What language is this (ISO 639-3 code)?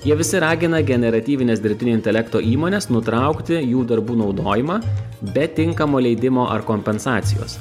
lit